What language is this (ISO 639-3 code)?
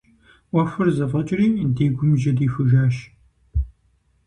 kbd